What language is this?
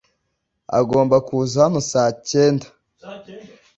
Kinyarwanda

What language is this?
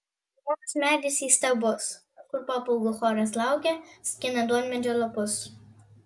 Lithuanian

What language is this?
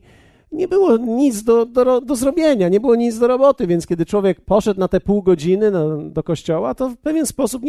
Polish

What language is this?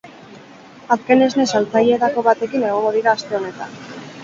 Basque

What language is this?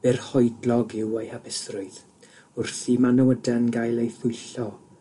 Welsh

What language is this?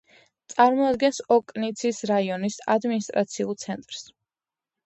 Georgian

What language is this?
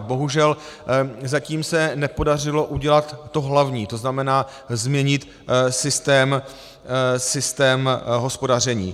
Czech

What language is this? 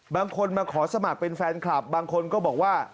Thai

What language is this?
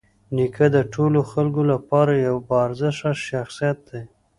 Pashto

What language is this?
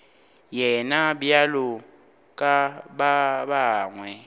Northern Sotho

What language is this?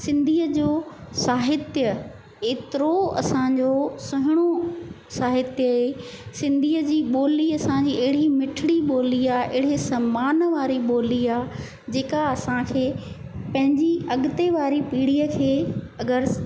Sindhi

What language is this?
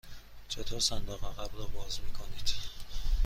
Persian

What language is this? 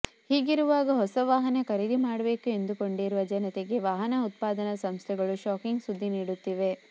Kannada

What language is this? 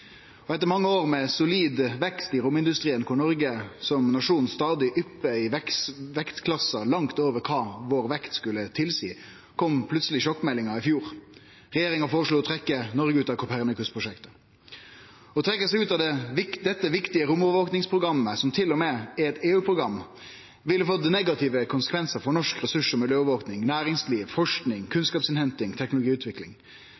Norwegian Nynorsk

